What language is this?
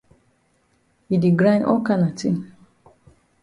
Cameroon Pidgin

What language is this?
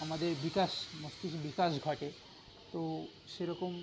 Bangla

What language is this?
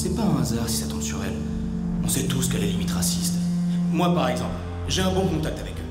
French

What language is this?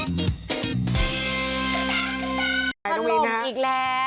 Thai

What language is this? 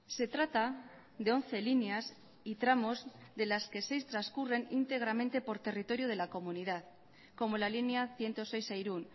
Spanish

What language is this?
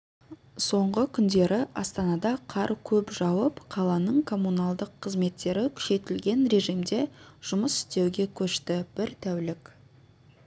Kazakh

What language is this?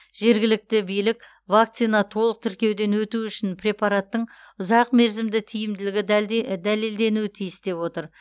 Kazakh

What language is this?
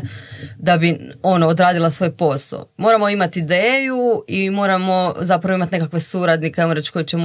Croatian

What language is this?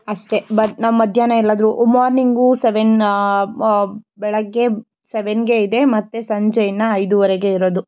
Kannada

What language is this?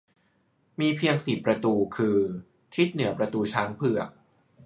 Thai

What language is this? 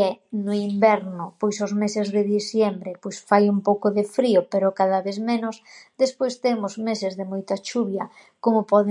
Galician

